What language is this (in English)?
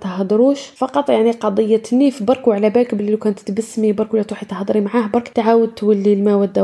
Arabic